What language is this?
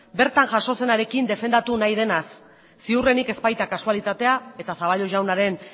Basque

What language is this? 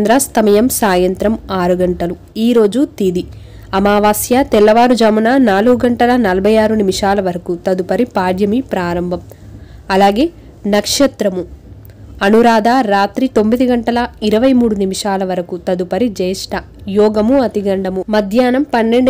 Hindi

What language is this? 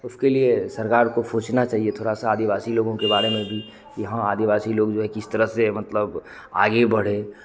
Hindi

